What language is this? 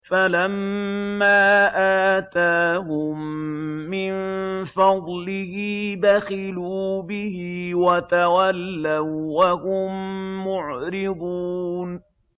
Arabic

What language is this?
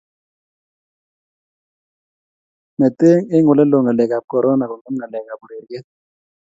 Kalenjin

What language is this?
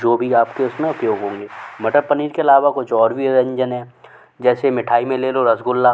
Hindi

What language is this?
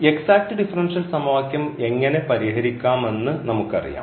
Malayalam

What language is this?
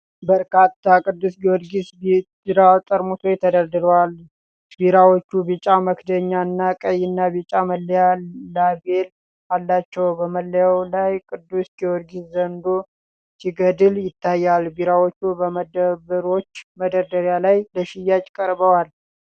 Amharic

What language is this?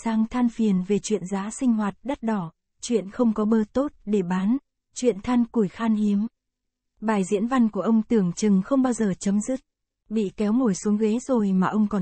Vietnamese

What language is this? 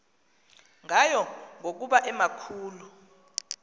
Xhosa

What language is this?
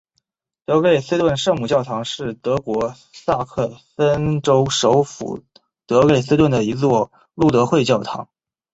Chinese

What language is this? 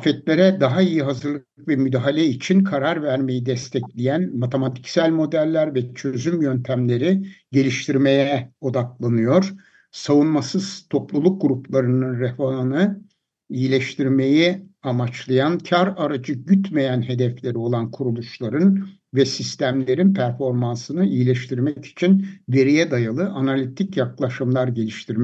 Turkish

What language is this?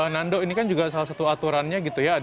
Indonesian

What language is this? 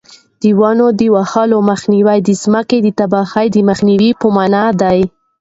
Pashto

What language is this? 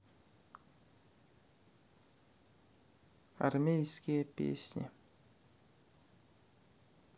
Russian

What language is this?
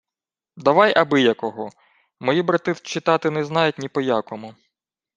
Ukrainian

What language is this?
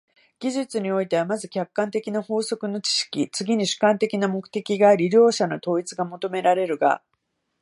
Japanese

